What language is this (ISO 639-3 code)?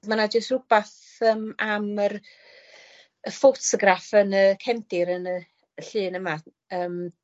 cym